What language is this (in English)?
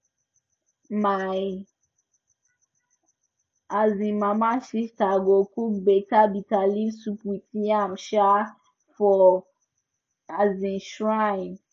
Nigerian Pidgin